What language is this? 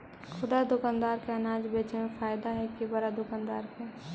Magahi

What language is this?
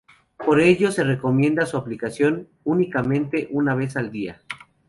Spanish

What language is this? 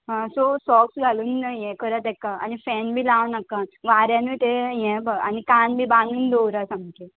Konkani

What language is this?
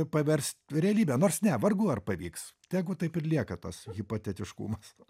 Lithuanian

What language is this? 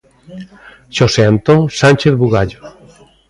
Galician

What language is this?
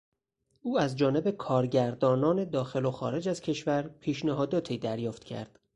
Persian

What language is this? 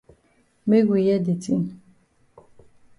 Cameroon Pidgin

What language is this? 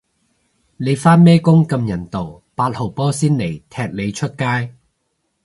Cantonese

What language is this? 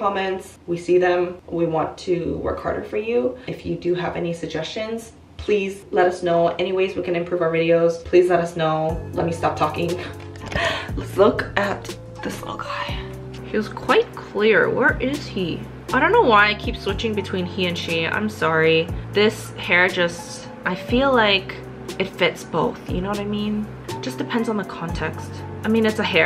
English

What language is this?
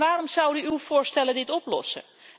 Dutch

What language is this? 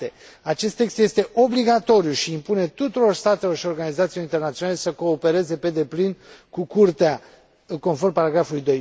Romanian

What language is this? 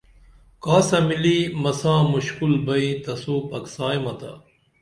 Dameli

